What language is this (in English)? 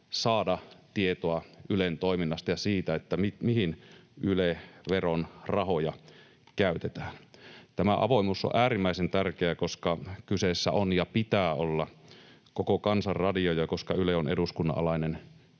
Finnish